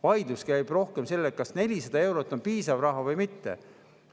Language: Estonian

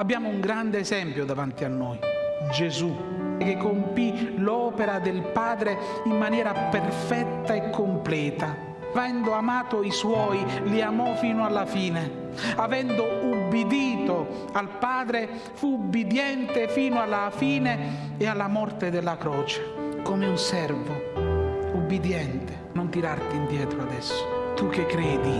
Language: Italian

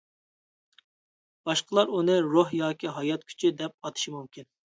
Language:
Uyghur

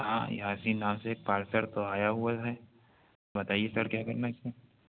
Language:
Urdu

